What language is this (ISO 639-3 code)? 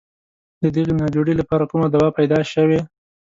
pus